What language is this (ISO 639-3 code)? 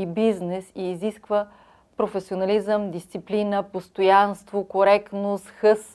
bul